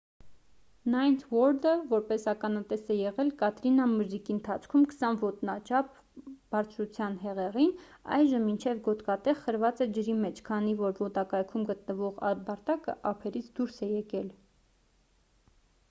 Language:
Armenian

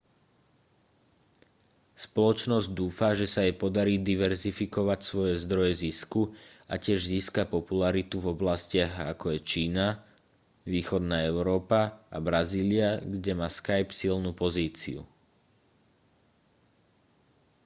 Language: Slovak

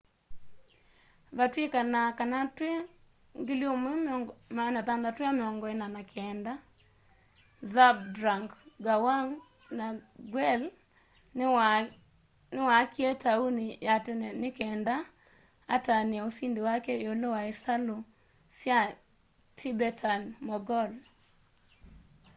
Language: Kamba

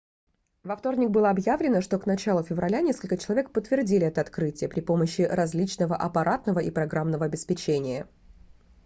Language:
Russian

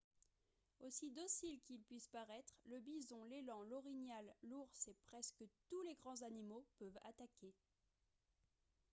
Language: French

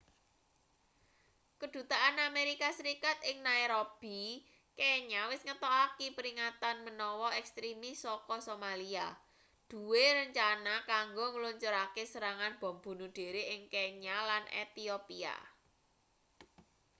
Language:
Javanese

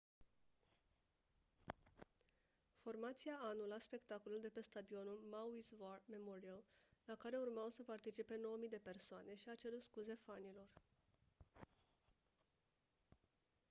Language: Romanian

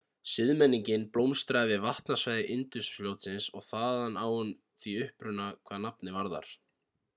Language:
Icelandic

